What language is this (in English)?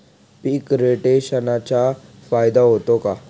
Marathi